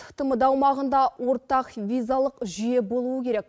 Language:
Kazakh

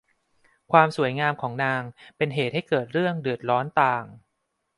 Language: Thai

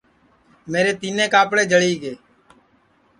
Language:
Sansi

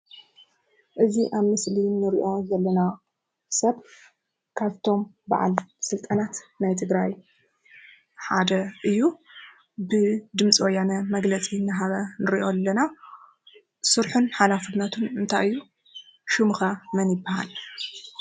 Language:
Tigrinya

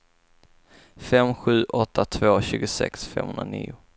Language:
Swedish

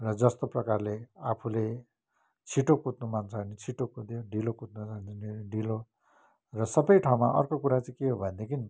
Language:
Nepali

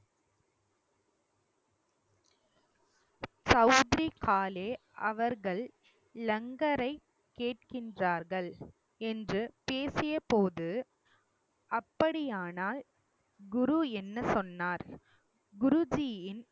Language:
Tamil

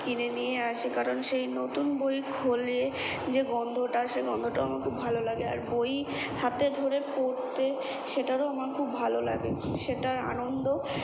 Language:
Bangla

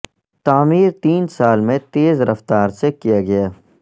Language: Urdu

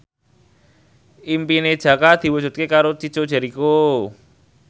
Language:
Javanese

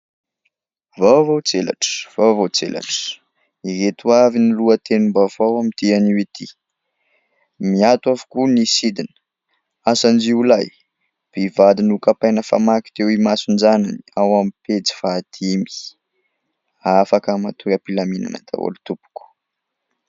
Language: Malagasy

